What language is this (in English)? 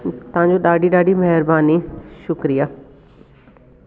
Sindhi